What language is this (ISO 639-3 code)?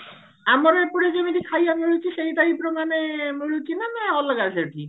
ori